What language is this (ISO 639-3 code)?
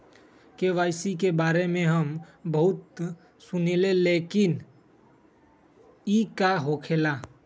mag